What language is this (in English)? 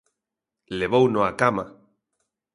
Galician